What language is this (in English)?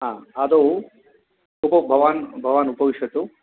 Sanskrit